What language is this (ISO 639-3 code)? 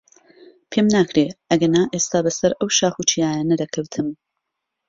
ckb